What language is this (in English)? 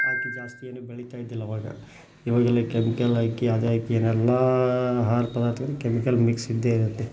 Kannada